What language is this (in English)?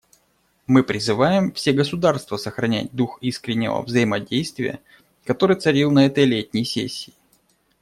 Russian